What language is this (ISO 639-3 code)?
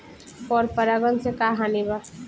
bho